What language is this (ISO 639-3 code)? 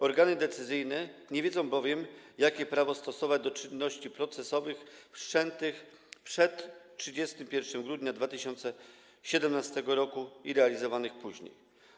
pol